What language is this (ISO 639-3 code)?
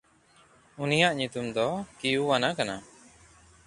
sat